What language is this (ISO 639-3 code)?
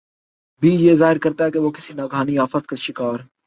urd